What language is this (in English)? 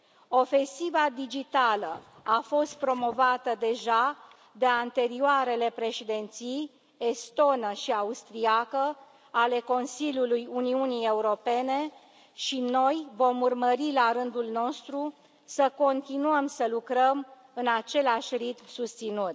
Romanian